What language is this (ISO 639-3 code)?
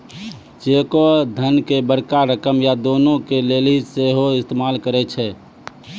mai